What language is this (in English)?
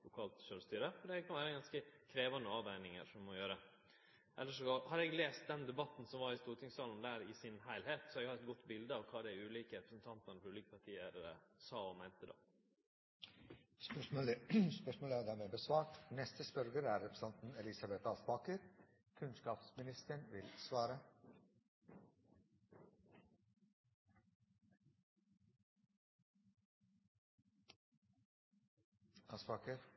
Norwegian